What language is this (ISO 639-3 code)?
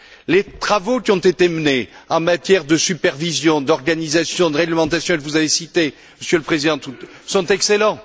fra